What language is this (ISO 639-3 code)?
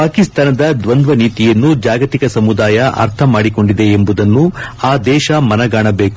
kan